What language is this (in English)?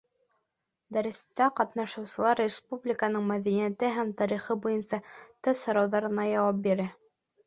Bashkir